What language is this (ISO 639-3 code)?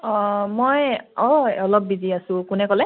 asm